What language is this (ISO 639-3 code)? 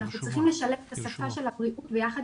heb